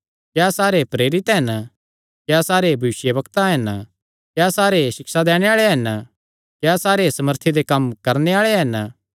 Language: Kangri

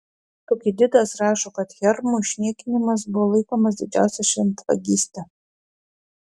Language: Lithuanian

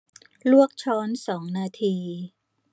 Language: Thai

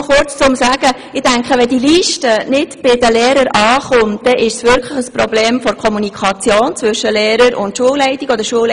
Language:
Swiss German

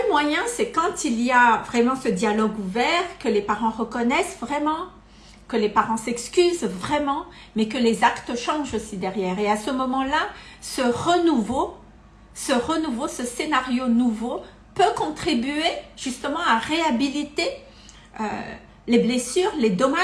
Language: French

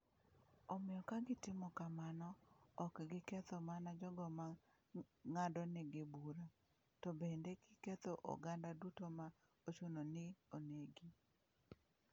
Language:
Luo (Kenya and Tanzania)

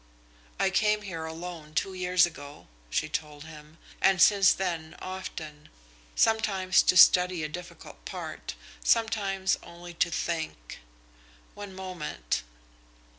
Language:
English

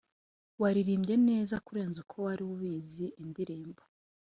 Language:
Kinyarwanda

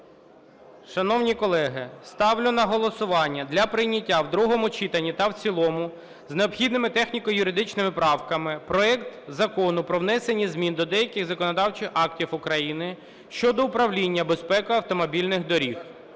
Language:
Ukrainian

